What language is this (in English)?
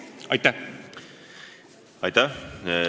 Estonian